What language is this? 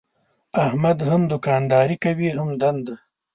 Pashto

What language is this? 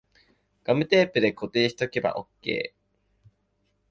Japanese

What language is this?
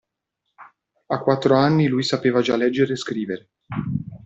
Italian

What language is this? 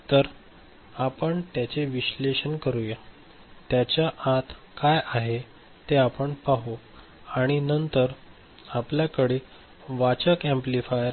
Marathi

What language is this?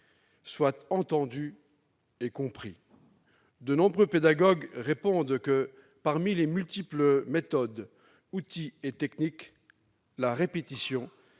French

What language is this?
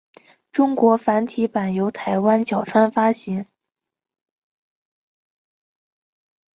Chinese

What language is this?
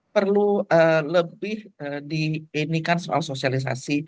Indonesian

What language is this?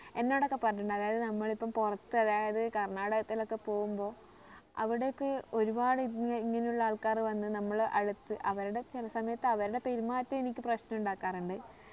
Malayalam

